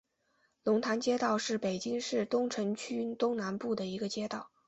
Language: Chinese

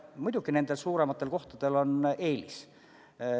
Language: Estonian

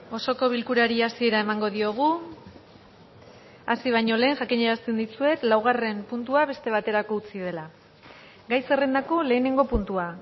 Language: Basque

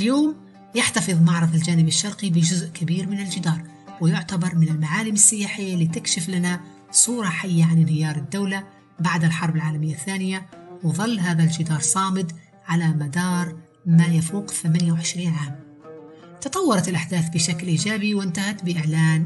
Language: Arabic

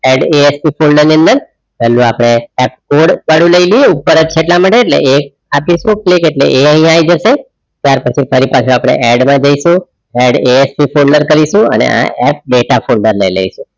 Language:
Gujarati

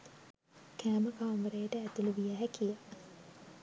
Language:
Sinhala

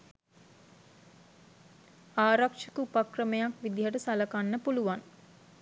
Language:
Sinhala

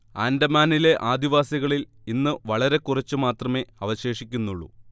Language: Malayalam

